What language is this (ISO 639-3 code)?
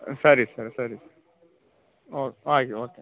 kan